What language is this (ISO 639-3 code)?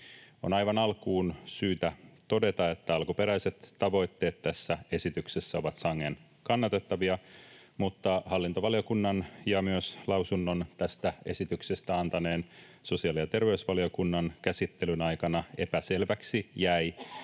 fin